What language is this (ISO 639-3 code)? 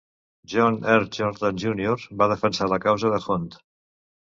cat